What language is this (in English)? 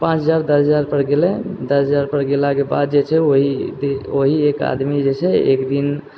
Maithili